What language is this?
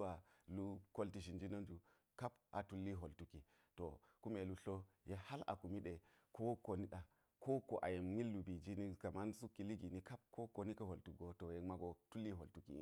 Geji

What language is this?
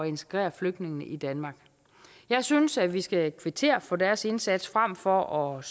Danish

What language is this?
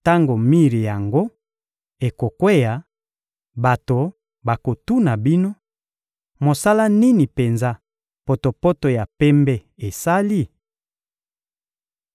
Lingala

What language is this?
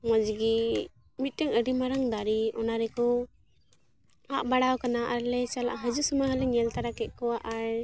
Santali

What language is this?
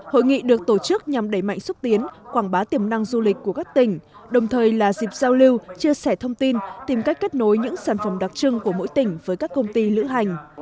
Vietnamese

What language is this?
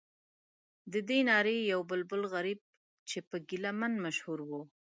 Pashto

